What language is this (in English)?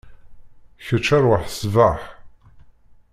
Kabyle